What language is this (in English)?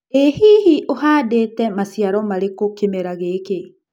Kikuyu